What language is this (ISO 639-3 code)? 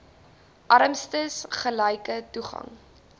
afr